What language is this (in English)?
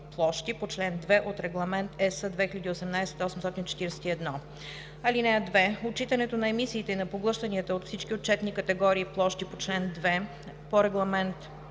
Bulgarian